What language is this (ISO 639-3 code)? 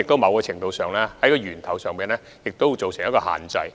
yue